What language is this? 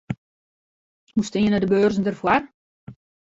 Western Frisian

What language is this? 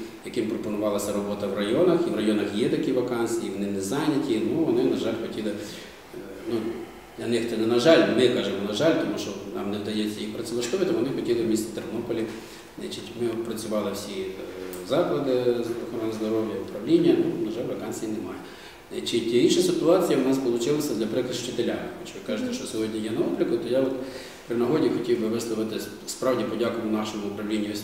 Ukrainian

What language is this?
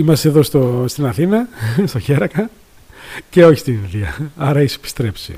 Greek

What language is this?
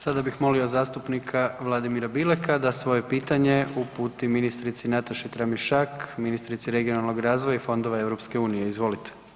Croatian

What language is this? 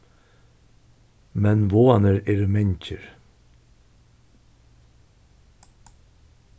Faroese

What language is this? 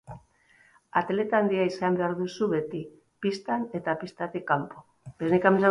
Basque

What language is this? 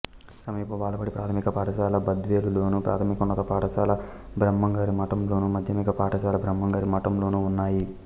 Telugu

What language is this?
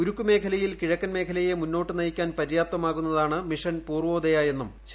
Malayalam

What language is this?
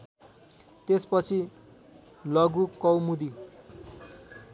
Nepali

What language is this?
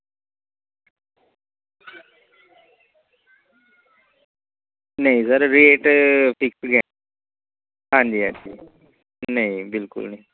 Dogri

